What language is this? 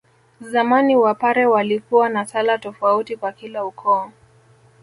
Swahili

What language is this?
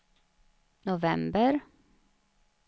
Swedish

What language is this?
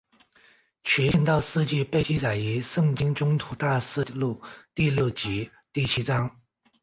Chinese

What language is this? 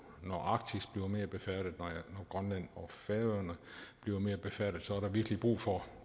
Danish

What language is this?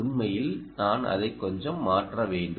Tamil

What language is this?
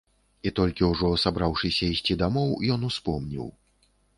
Belarusian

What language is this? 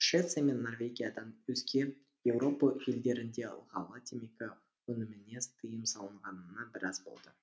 Kazakh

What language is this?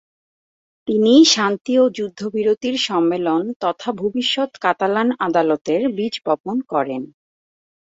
Bangla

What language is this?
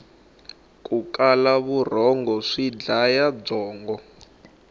Tsonga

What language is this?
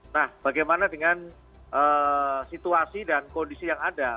Indonesian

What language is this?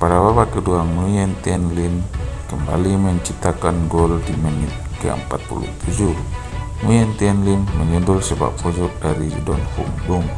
Indonesian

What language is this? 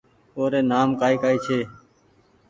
Goaria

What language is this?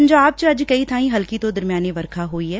Punjabi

